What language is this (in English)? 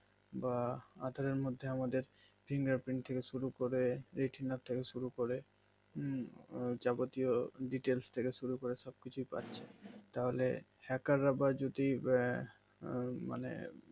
Bangla